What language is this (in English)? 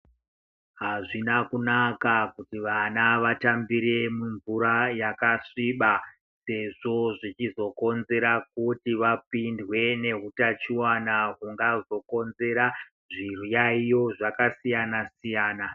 Ndau